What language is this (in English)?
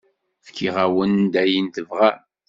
Kabyle